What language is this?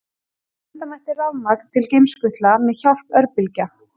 Icelandic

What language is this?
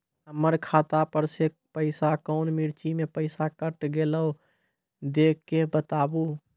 Maithili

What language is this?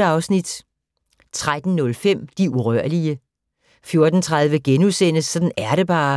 Danish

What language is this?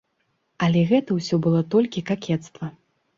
Belarusian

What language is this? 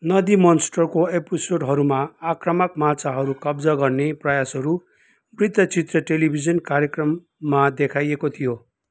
Nepali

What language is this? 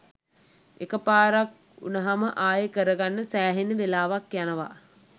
Sinhala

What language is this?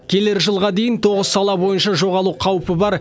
Kazakh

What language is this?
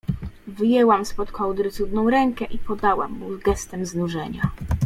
Polish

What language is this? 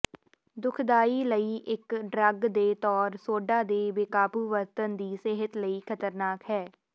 Punjabi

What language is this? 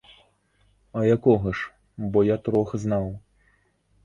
Belarusian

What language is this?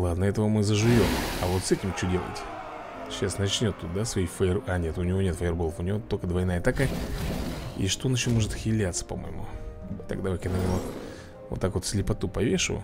Russian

